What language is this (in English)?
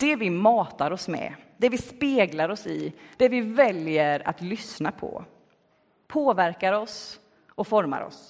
Swedish